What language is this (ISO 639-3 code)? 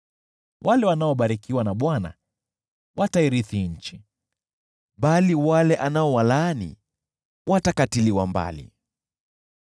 swa